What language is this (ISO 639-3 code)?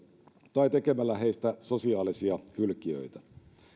fin